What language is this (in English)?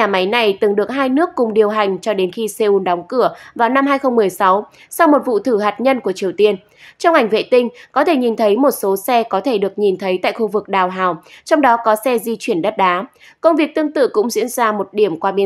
Vietnamese